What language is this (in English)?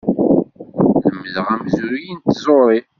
Kabyle